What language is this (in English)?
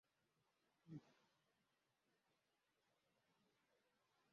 Swahili